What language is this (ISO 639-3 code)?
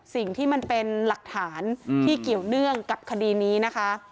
tha